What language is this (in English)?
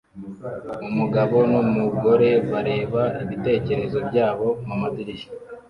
Kinyarwanda